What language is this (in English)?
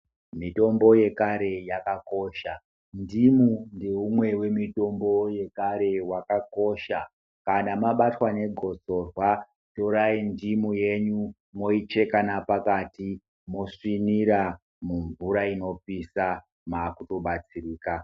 Ndau